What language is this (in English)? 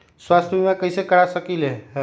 Magahi